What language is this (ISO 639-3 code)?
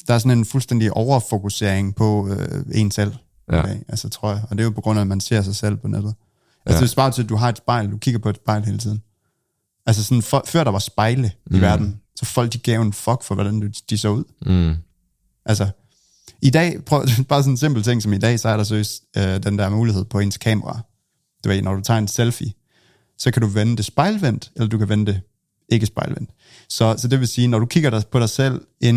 dan